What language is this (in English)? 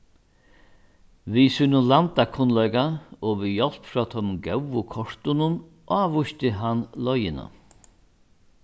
Faroese